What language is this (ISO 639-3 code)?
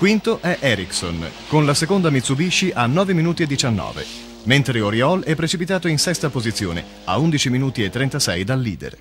ita